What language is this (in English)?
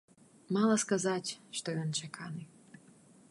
Belarusian